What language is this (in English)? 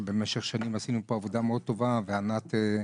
Hebrew